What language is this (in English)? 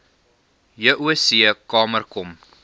Afrikaans